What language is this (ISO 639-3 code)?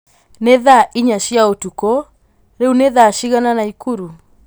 kik